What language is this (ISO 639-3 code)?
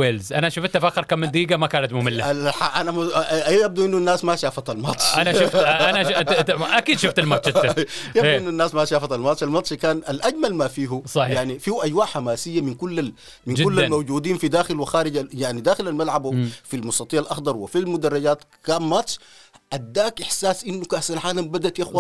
ara